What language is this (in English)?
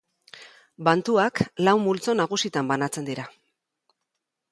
Basque